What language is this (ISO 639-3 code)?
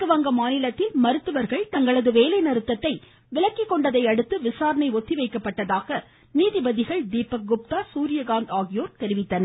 tam